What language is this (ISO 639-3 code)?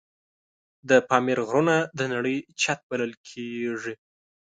pus